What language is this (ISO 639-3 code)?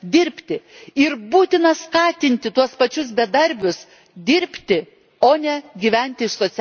lit